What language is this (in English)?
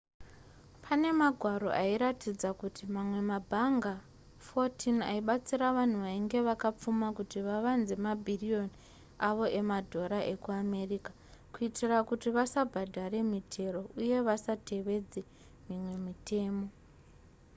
Shona